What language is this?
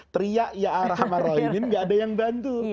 Indonesian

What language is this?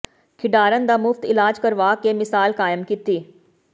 Punjabi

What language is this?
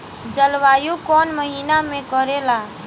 Bhojpuri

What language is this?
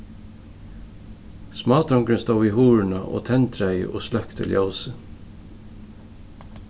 Faroese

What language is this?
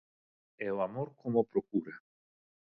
Galician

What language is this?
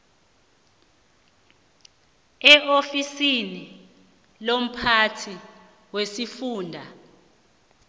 South Ndebele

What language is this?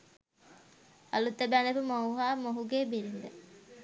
Sinhala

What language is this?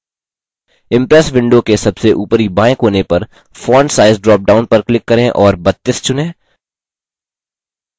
Hindi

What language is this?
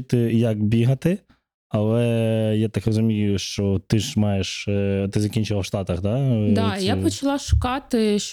Ukrainian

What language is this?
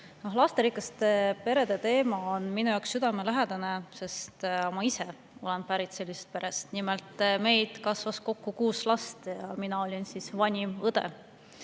Estonian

